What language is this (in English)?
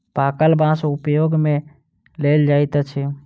Maithili